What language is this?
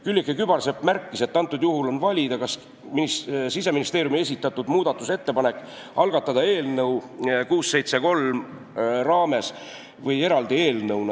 Estonian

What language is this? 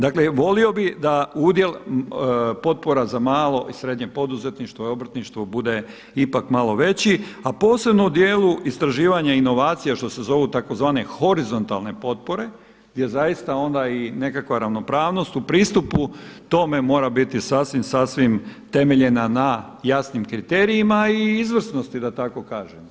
Croatian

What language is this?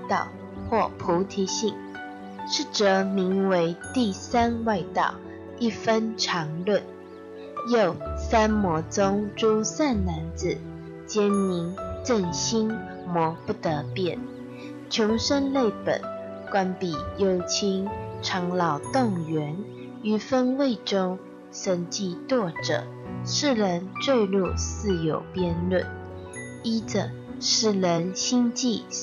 Chinese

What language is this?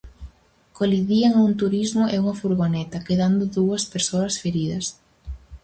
Galician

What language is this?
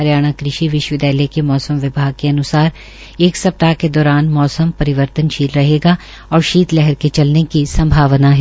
Hindi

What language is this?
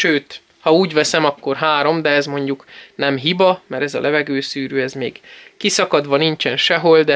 Hungarian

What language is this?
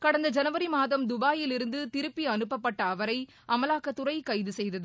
Tamil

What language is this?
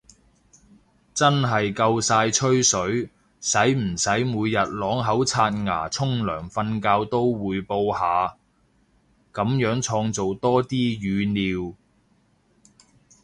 Cantonese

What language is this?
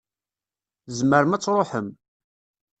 Kabyle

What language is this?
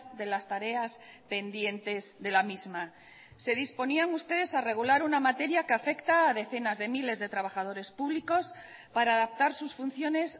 Spanish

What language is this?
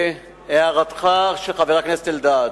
Hebrew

